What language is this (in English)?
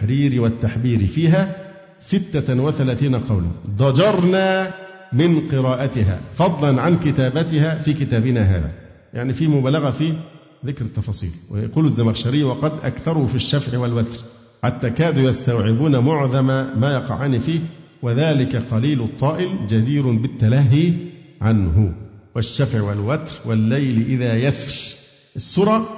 Arabic